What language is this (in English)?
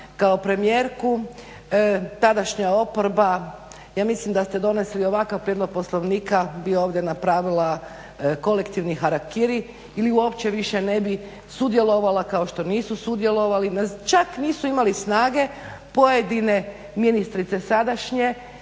Croatian